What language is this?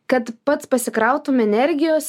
Lithuanian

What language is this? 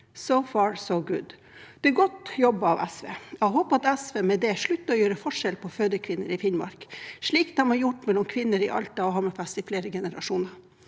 Norwegian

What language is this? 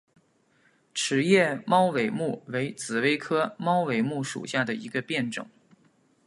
Chinese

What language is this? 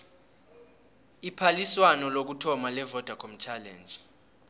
South Ndebele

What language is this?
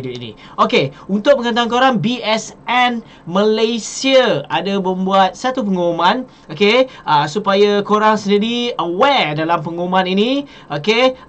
Malay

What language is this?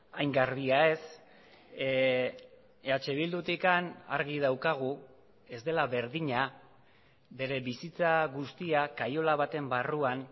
Basque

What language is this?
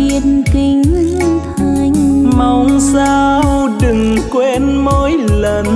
Vietnamese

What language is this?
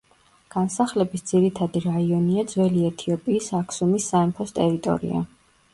Georgian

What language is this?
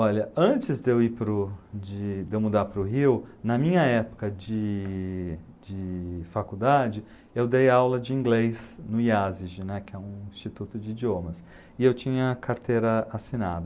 Portuguese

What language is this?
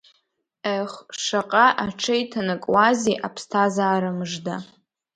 Abkhazian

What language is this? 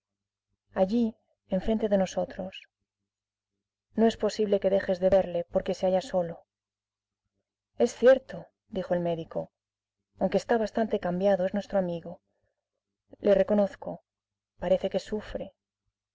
Spanish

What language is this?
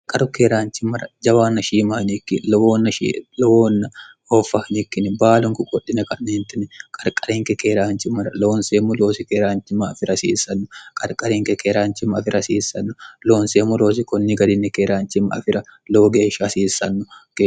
Sidamo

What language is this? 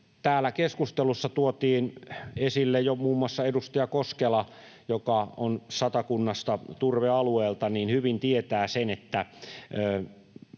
Finnish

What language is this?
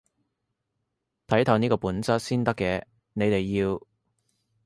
Cantonese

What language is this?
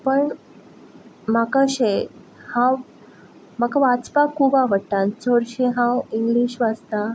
Konkani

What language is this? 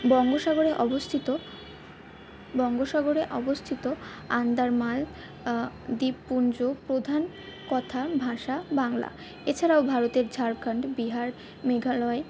Bangla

